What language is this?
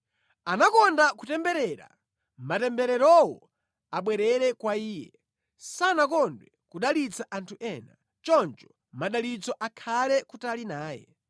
Nyanja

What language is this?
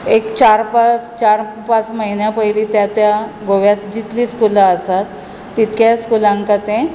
Konkani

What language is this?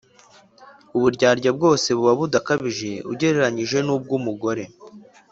Kinyarwanda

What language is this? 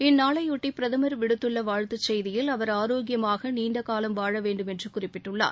Tamil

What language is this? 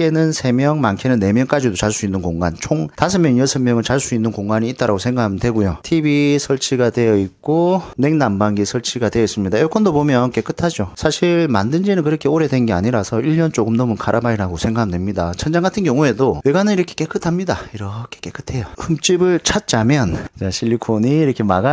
Korean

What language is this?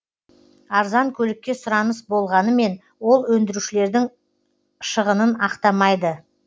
Kazakh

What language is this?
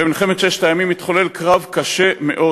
Hebrew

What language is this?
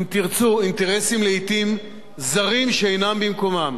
Hebrew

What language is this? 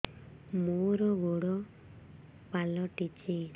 Odia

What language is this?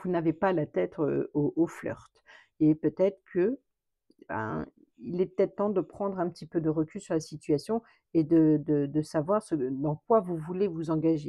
French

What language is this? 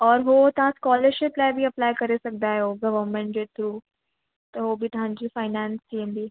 Sindhi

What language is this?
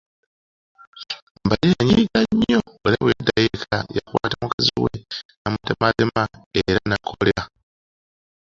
Ganda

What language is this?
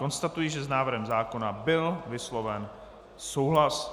Czech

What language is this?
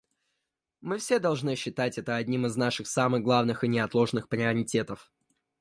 Russian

